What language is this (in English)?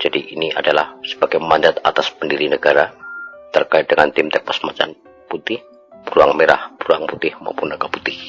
Indonesian